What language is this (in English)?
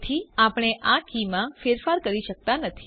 Gujarati